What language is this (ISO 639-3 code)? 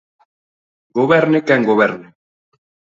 glg